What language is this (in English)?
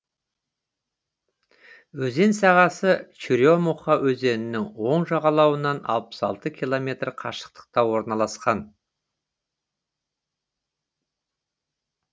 Kazakh